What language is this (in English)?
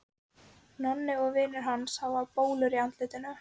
Icelandic